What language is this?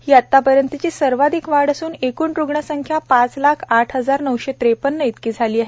Marathi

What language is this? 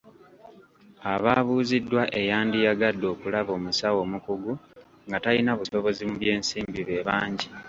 Ganda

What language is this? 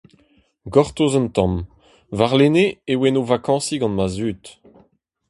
Breton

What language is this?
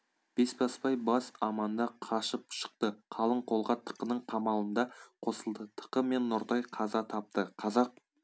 Kazakh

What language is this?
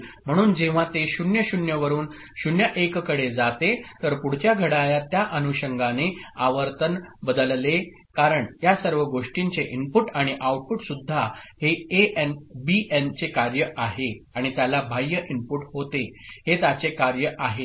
Marathi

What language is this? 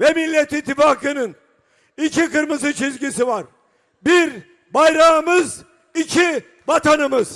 Turkish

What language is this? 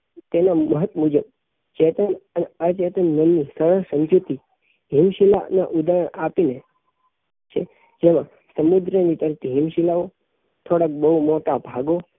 Gujarati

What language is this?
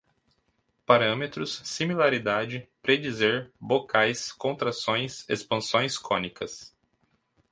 Portuguese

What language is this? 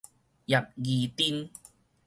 Min Nan Chinese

